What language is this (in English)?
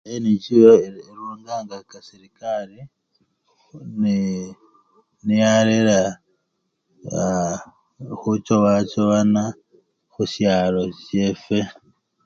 Luyia